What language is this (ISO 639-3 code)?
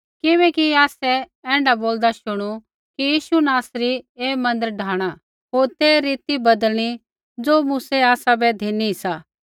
kfx